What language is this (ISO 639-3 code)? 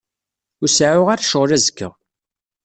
kab